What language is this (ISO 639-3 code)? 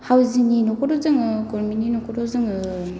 brx